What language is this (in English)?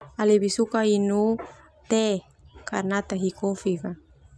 Termanu